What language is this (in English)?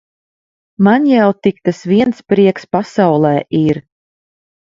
Latvian